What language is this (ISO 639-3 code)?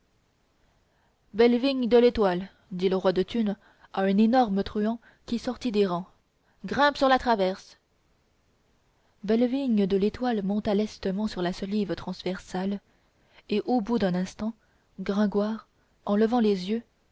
fra